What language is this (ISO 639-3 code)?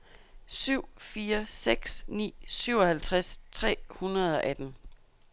dan